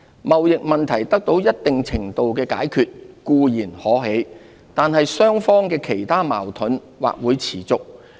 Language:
Cantonese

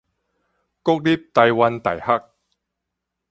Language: Min Nan Chinese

